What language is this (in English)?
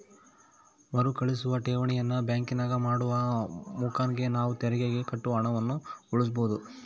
Kannada